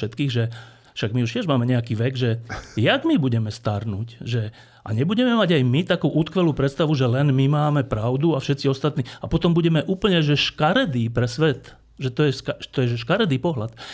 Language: Slovak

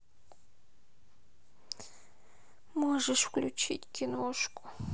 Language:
Russian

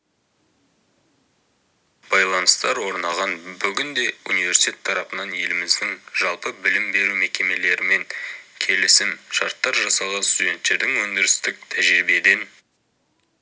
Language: Kazakh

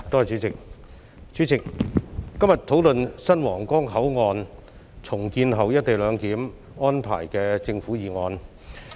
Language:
Cantonese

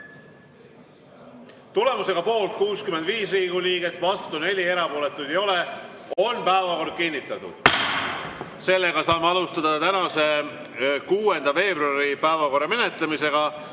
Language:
Estonian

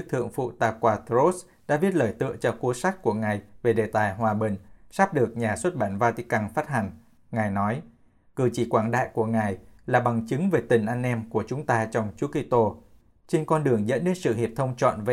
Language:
Vietnamese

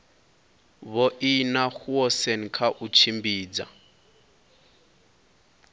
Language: Venda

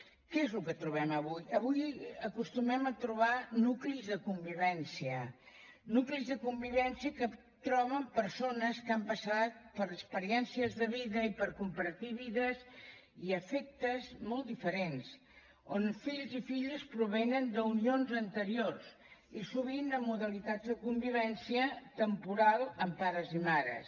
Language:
Catalan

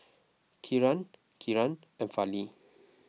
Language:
English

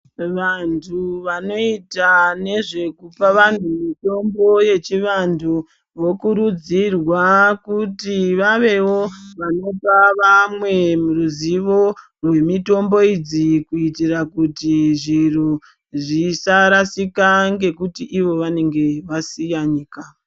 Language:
Ndau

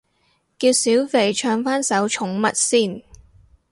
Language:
Cantonese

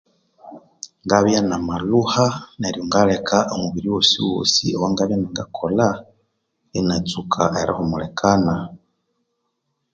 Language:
Konzo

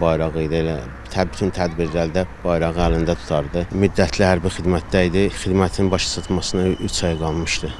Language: Turkish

